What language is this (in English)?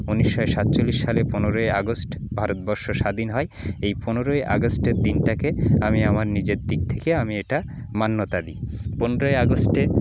Bangla